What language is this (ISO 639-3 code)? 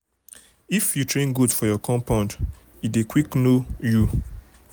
pcm